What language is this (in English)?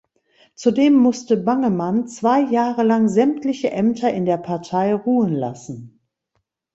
German